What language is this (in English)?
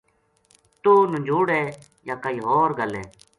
Gujari